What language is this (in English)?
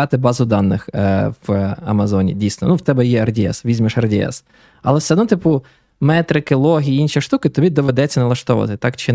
Ukrainian